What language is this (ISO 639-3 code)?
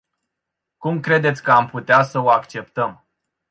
ron